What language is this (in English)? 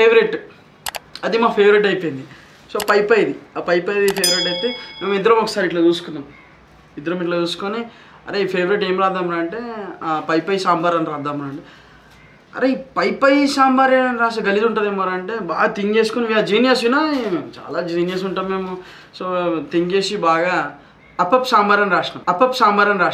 Telugu